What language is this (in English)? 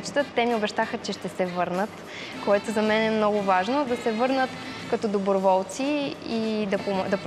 Bulgarian